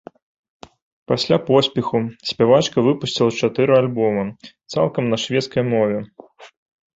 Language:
Belarusian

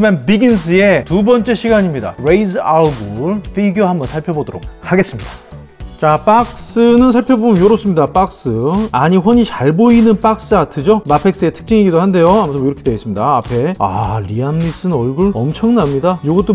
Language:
Korean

